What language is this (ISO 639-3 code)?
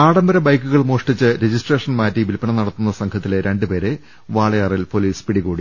mal